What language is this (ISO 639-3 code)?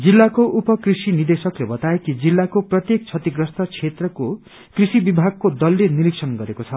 nep